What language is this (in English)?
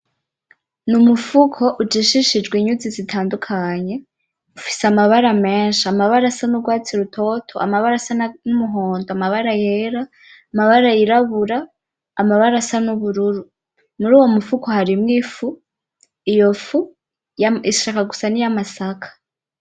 Rundi